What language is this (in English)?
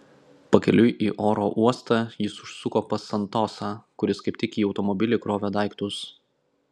Lithuanian